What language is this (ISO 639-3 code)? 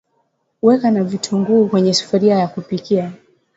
swa